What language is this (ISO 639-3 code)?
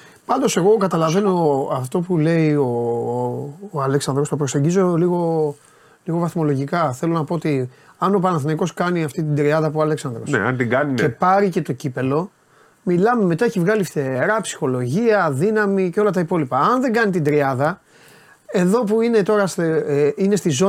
ell